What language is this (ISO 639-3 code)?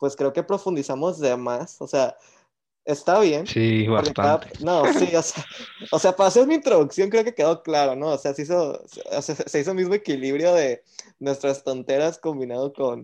spa